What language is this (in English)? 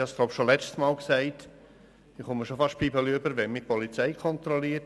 Swiss German